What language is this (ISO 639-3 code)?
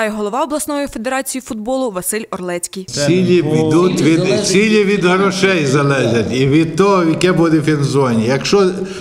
ukr